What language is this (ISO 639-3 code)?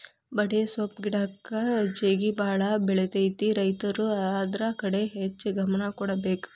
kan